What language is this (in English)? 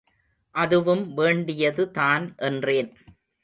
Tamil